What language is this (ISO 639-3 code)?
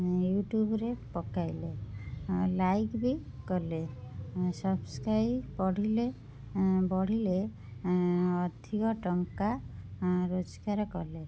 ori